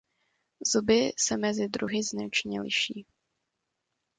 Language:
Czech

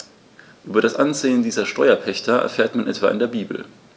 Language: German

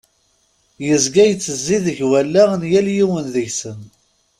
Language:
Kabyle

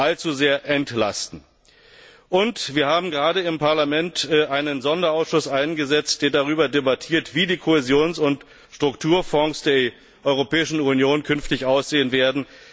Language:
German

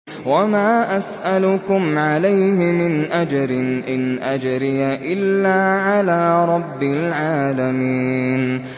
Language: Arabic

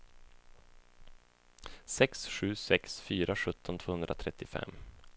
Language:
Swedish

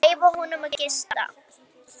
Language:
Icelandic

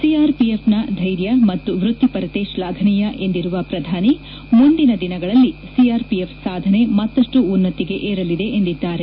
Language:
Kannada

